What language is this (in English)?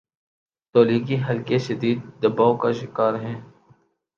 Urdu